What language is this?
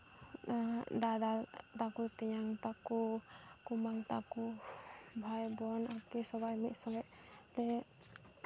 Santali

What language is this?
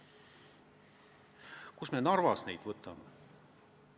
Estonian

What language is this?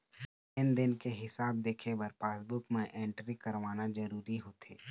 Chhattisgarhi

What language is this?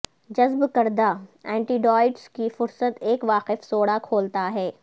Urdu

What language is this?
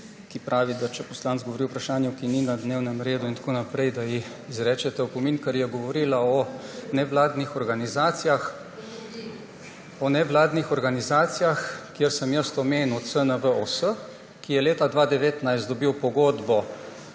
Slovenian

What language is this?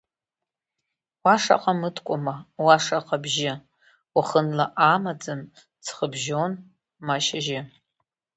Abkhazian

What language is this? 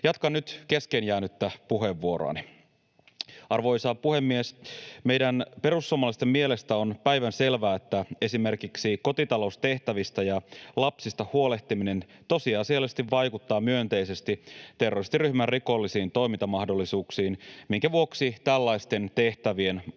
Finnish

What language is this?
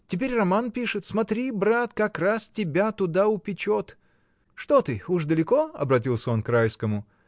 Russian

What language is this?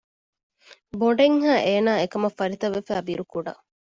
Divehi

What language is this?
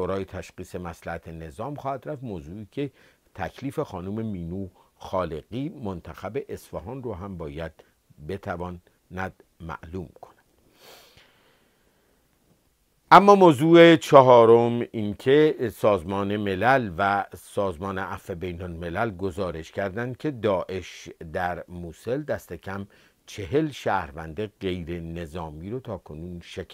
Persian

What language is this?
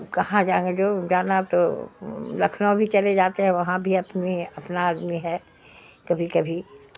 Urdu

